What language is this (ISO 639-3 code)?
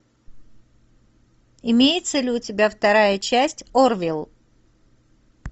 rus